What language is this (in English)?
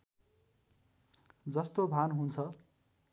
Nepali